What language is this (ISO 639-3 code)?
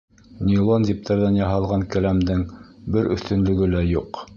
bak